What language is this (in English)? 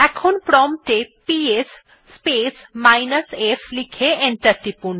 Bangla